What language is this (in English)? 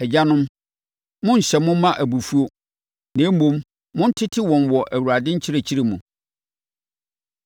Akan